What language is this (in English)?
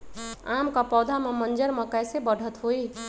Magahi